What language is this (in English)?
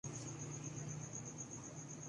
Urdu